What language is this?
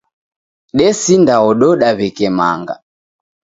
Taita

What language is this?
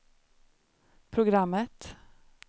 Swedish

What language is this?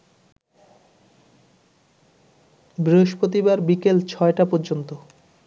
Bangla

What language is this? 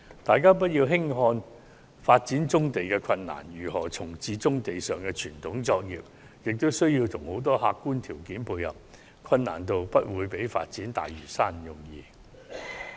Cantonese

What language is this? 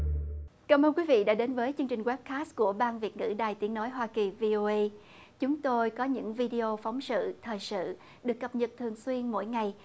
Vietnamese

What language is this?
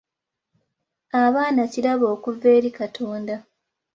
Ganda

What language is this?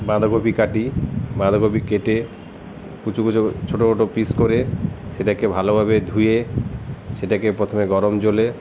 Bangla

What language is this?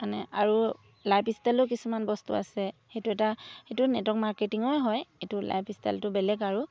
Assamese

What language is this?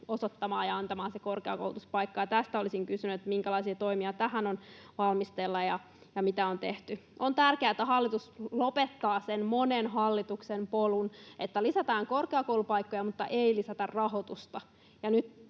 Finnish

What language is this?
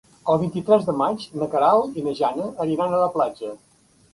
Catalan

